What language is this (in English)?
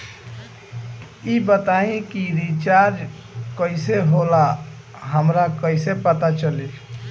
Bhojpuri